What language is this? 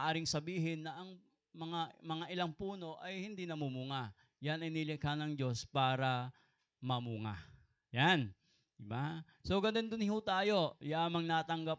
Filipino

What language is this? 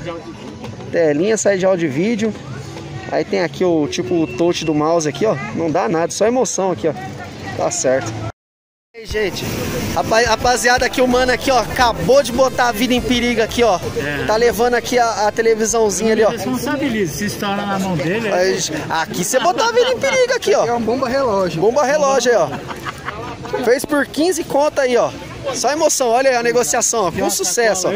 Portuguese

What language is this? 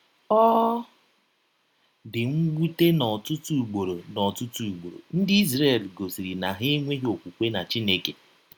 Igbo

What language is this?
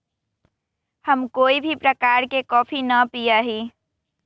Magahi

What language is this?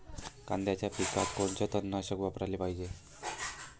Marathi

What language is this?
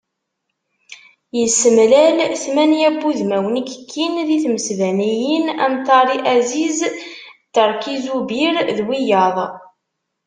Kabyle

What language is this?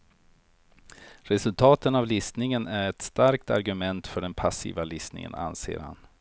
Swedish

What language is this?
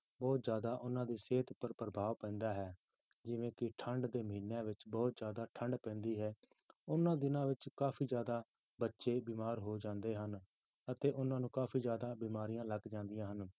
Punjabi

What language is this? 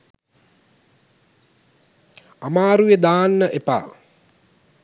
Sinhala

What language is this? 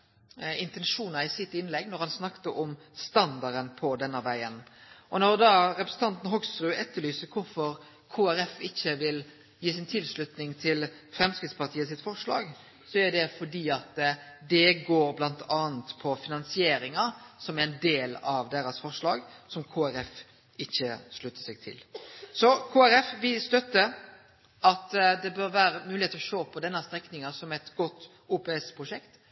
Norwegian Nynorsk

